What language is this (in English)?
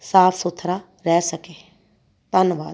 Punjabi